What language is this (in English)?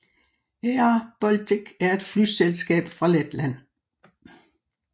Danish